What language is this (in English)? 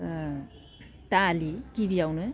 Bodo